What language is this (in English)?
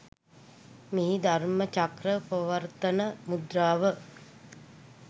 Sinhala